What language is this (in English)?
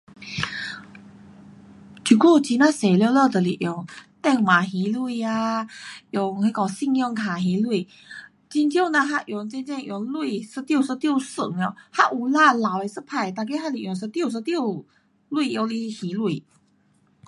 Pu-Xian Chinese